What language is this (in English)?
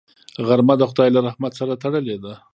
Pashto